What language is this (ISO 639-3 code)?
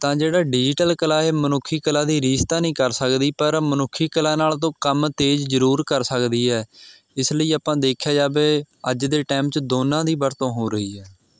pan